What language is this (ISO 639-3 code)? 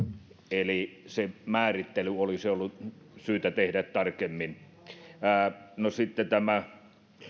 fin